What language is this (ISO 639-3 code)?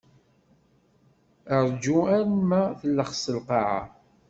kab